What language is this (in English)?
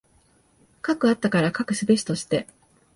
Japanese